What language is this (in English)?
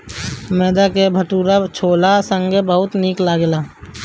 Bhojpuri